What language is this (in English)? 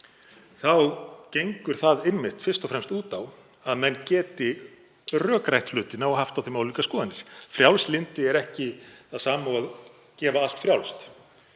Icelandic